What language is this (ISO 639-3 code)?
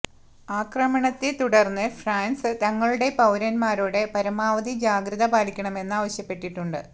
mal